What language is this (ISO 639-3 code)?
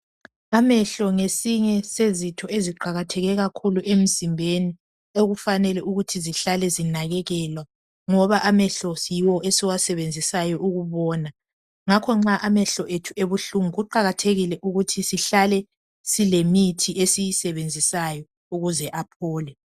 nde